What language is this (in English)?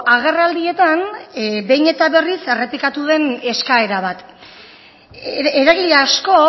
Basque